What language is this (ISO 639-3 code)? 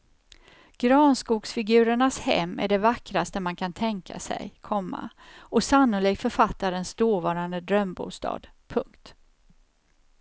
swe